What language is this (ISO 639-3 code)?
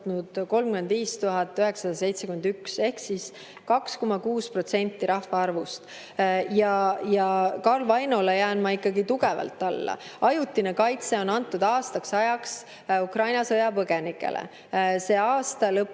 est